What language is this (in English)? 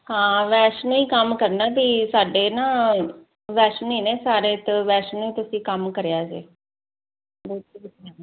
Punjabi